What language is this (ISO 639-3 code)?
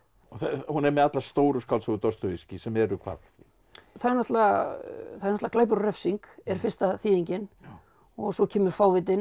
isl